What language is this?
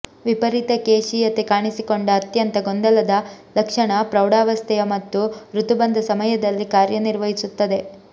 Kannada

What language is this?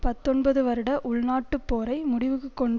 Tamil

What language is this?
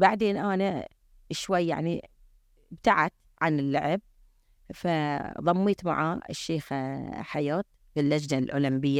Arabic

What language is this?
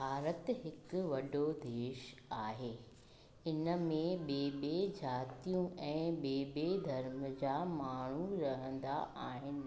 Sindhi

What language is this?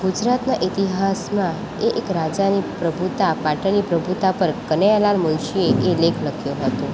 Gujarati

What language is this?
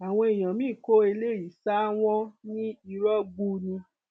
Yoruba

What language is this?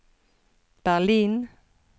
Norwegian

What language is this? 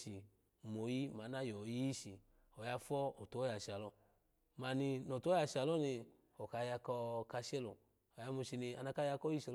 Alago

